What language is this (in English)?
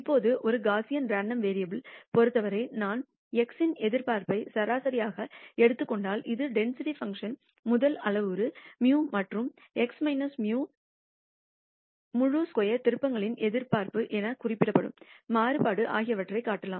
Tamil